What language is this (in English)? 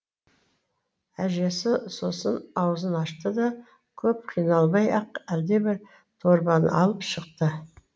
Kazakh